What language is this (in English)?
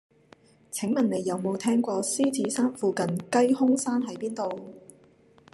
Cantonese